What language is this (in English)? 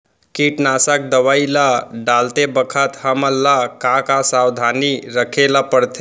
Chhattisgarhi